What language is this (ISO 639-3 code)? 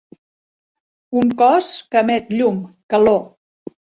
cat